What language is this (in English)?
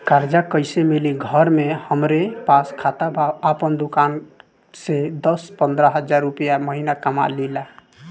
Bhojpuri